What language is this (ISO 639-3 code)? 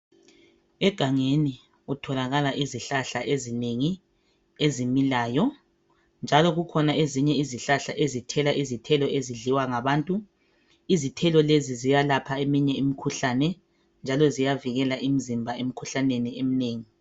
nde